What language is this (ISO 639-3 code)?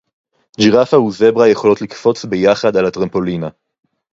heb